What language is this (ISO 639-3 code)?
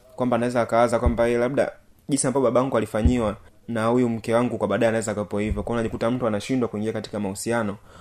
swa